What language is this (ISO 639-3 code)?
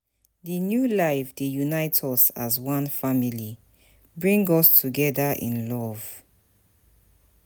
pcm